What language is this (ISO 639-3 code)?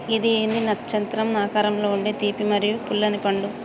tel